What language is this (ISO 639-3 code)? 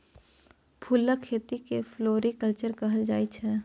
mai